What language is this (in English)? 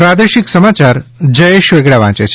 Gujarati